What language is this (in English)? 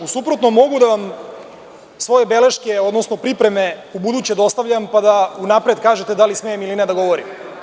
Serbian